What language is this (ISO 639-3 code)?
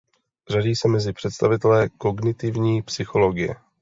ces